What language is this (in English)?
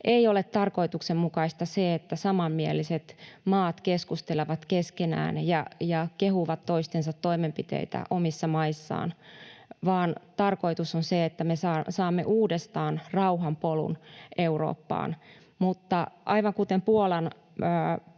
Finnish